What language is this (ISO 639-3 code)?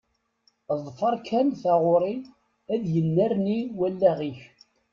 kab